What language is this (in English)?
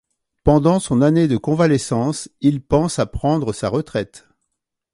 French